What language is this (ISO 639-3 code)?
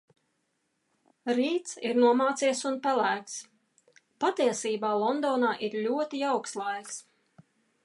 lav